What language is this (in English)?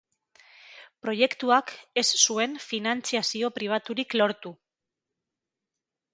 Basque